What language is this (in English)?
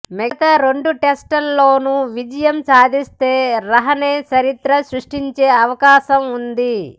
Telugu